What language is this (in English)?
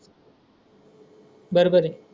Marathi